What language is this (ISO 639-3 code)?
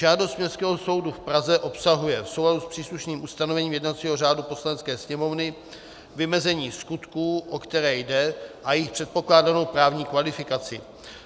ces